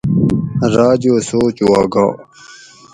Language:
Gawri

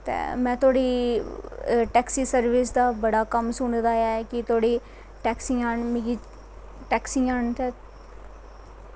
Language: Dogri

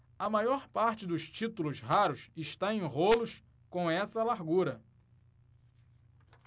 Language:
Portuguese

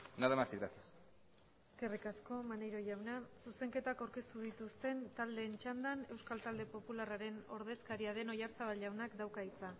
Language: Basque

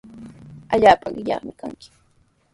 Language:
Sihuas Ancash Quechua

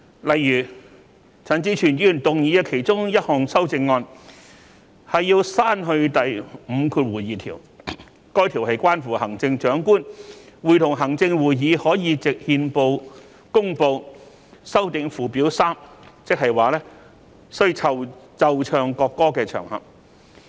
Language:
Cantonese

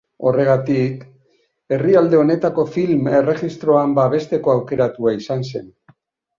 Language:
Basque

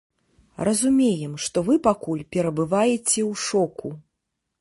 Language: Belarusian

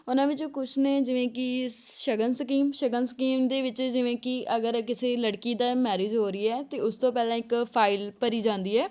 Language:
Punjabi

